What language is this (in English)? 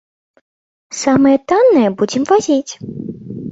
Belarusian